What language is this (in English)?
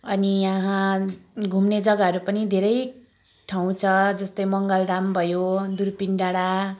Nepali